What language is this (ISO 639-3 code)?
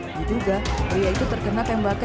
ind